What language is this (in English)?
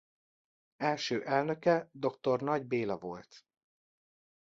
Hungarian